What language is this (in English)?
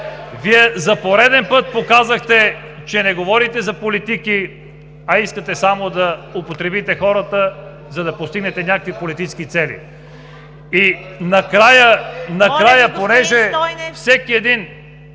Bulgarian